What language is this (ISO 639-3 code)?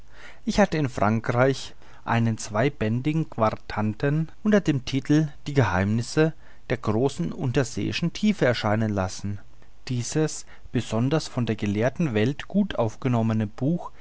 deu